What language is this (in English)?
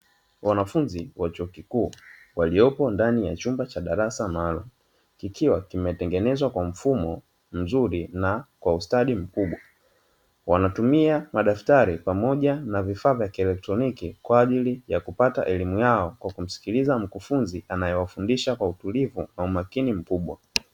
Swahili